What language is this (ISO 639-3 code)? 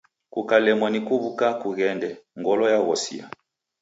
dav